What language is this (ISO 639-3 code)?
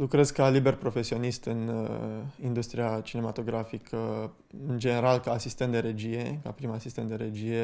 ron